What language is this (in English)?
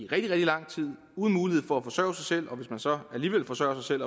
Danish